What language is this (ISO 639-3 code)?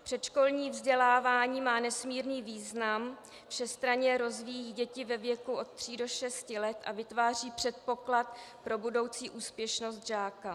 ces